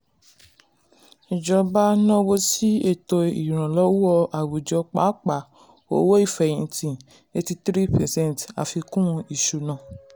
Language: Yoruba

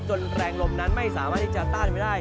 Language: Thai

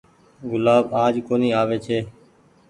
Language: Goaria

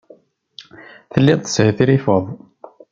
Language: Kabyle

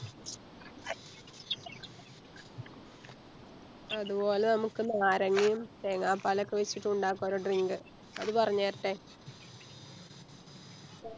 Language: Malayalam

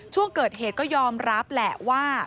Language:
Thai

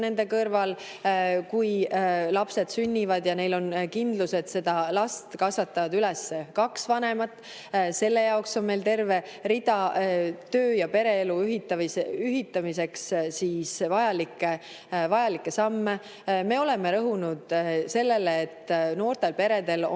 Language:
Estonian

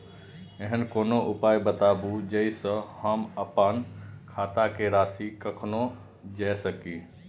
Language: Maithili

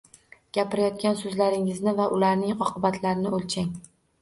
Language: Uzbek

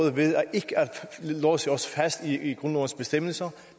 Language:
Danish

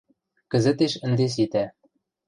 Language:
Western Mari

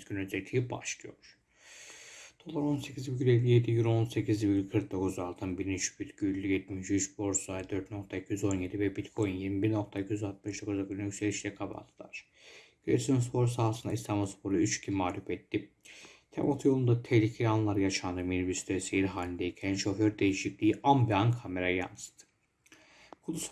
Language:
Turkish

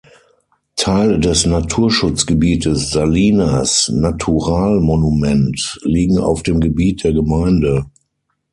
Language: German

